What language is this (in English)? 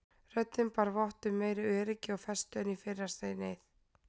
Icelandic